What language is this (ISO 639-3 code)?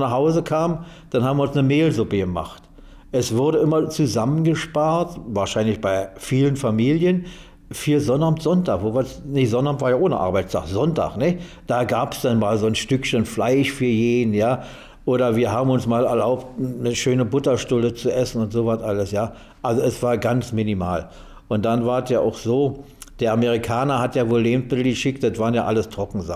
deu